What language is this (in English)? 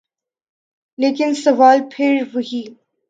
Urdu